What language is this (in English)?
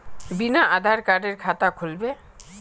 Magahi